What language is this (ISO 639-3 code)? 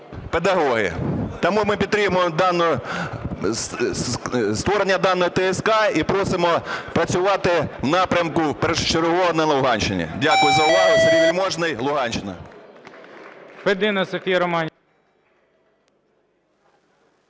ukr